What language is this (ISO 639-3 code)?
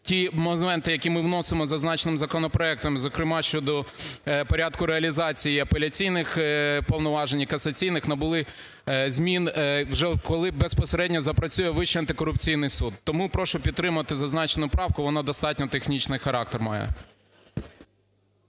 ukr